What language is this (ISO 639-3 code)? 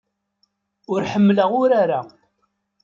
kab